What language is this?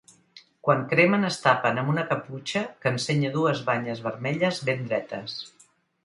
Catalan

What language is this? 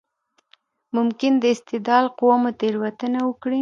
Pashto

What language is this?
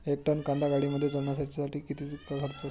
Marathi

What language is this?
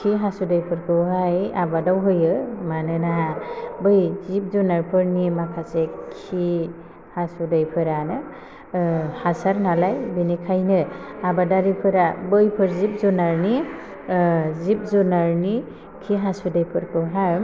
Bodo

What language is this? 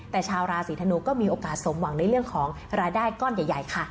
Thai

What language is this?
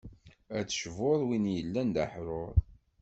Kabyle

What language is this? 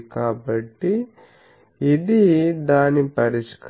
Telugu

